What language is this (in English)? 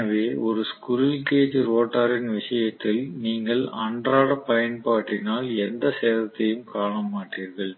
Tamil